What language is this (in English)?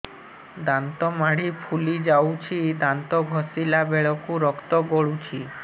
Odia